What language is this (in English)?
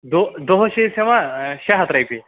Kashmiri